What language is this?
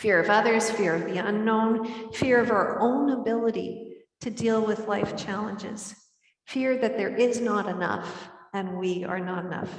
English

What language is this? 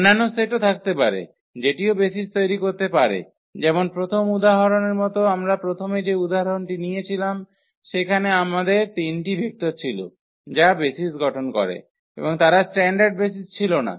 Bangla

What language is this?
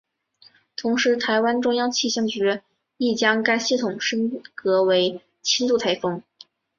Chinese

